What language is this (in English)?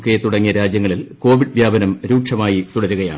Malayalam